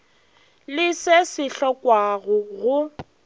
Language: Northern Sotho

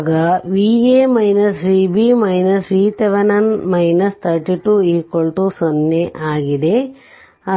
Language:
Kannada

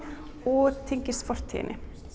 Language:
Icelandic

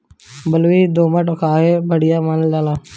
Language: Bhojpuri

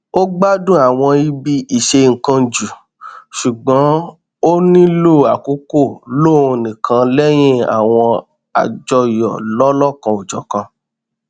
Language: Yoruba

